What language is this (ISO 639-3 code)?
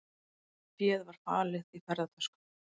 isl